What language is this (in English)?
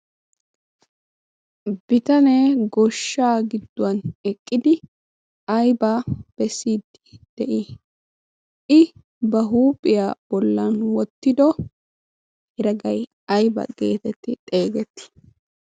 Wolaytta